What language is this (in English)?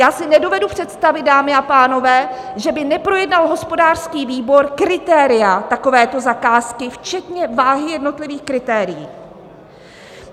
Czech